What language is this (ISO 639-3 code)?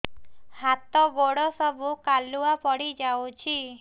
ori